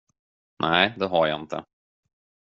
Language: Swedish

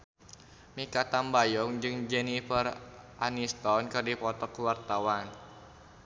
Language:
Sundanese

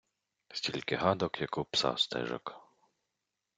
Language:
Ukrainian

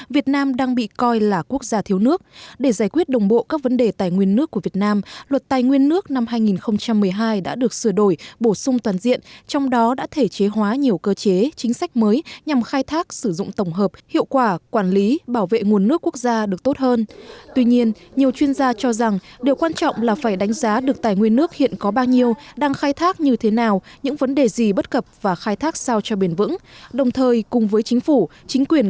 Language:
Vietnamese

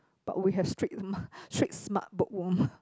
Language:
English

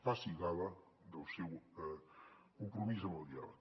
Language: Catalan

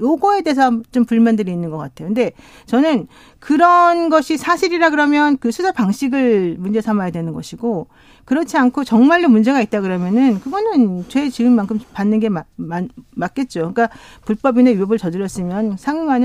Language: Korean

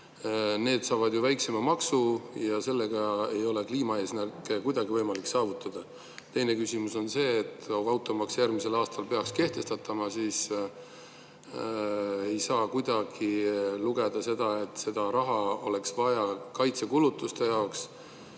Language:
Estonian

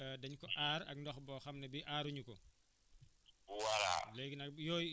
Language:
Wolof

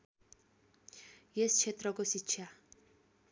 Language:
Nepali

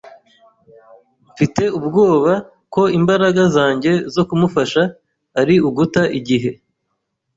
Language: Kinyarwanda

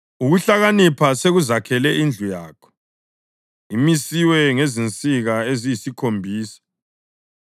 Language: North Ndebele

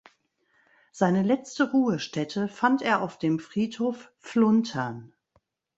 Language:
German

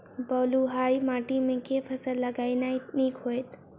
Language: Maithili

